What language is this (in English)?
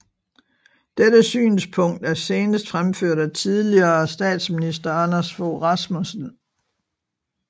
Danish